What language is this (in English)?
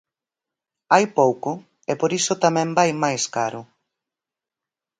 Galician